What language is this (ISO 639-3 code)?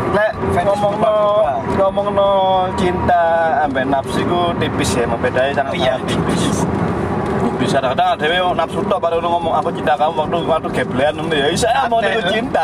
ind